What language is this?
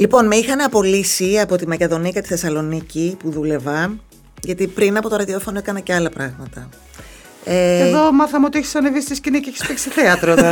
Greek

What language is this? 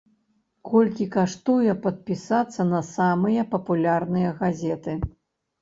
Belarusian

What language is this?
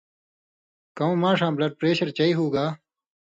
Indus Kohistani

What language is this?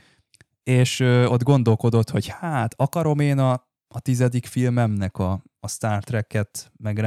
Hungarian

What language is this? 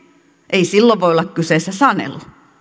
Finnish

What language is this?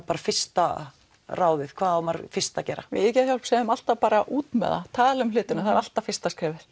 Icelandic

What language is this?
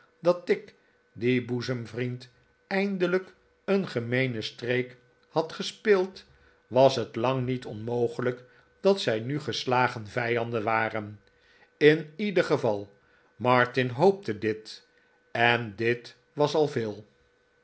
Dutch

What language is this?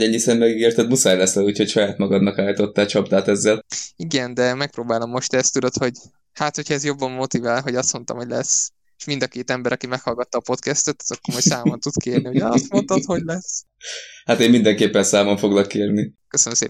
Hungarian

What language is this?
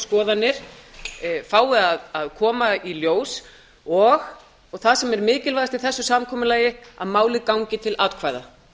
Icelandic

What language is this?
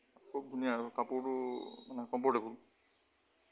Assamese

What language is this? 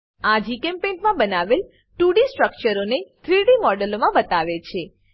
Gujarati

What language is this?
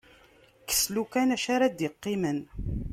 Kabyle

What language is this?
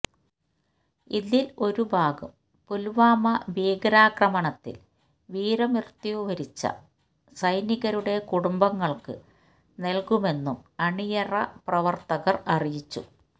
Malayalam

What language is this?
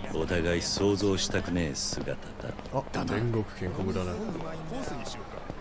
Japanese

